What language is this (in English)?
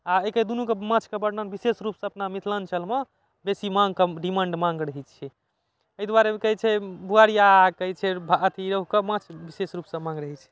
Maithili